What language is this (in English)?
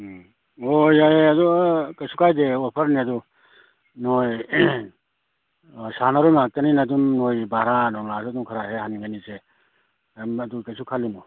Manipuri